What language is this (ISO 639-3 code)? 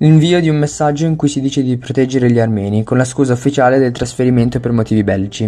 ita